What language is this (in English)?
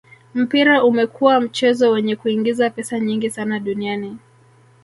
Swahili